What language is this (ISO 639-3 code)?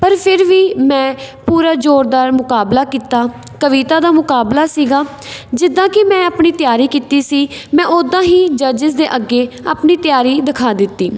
pan